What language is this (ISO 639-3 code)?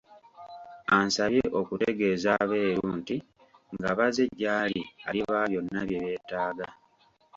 lug